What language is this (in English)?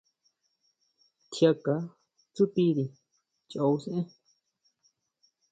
Huautla Mazatec